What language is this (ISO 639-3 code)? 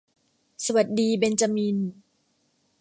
tha